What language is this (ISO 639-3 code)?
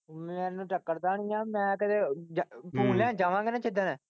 pan